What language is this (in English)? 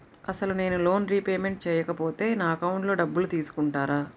Telugu